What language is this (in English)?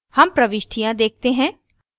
Hindi